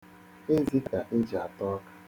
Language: Igbo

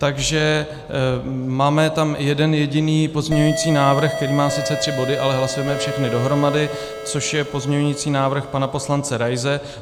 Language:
Czech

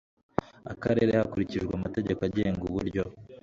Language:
Kinyarwanda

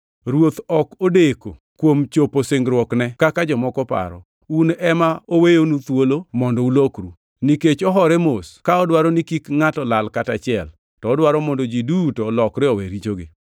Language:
Luo (Kenya and Tanzania)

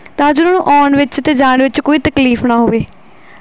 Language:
Punjabi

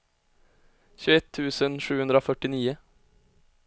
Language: Swedish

